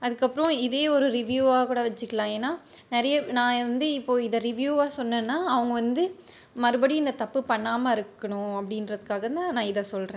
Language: Tamil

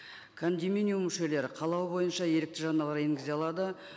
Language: Kazakh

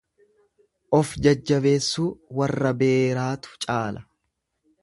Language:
Oromo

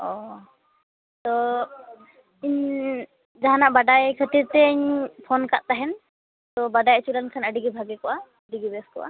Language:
Santali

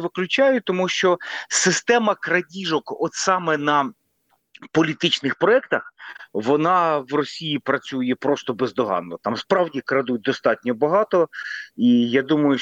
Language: Ukrainian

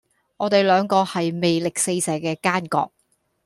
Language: Cantonese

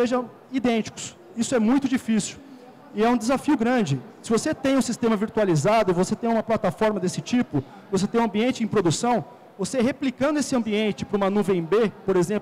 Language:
Portuguese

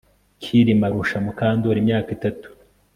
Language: Kinyarwanda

